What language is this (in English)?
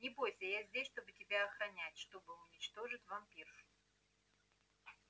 Russian